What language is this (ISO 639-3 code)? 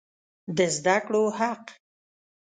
pus